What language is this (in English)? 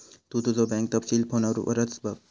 Marathi